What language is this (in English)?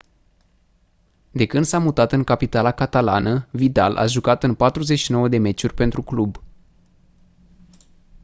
Romanian